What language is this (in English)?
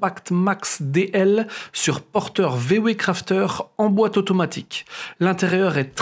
French